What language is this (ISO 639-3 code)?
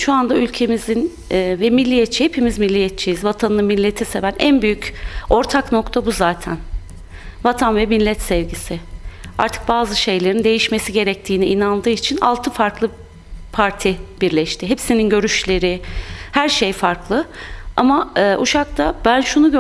tur